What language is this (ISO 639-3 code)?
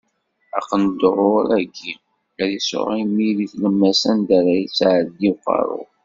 kab